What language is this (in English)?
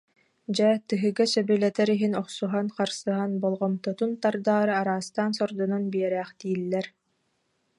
Yakut